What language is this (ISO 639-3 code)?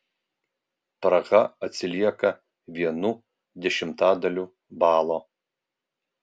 lit